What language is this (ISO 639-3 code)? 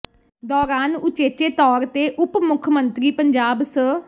pan